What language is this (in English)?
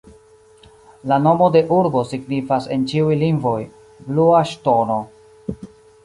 Esperanto